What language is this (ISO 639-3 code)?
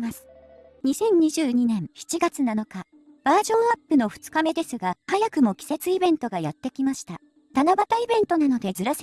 jpn